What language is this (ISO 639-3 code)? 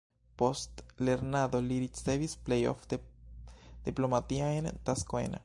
epo